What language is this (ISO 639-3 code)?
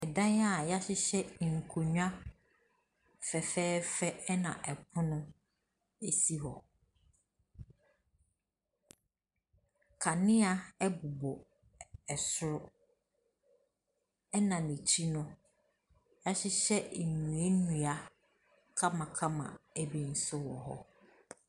aka